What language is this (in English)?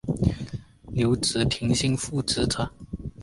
Chinese